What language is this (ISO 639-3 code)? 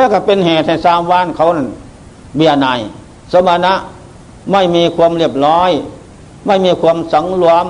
tha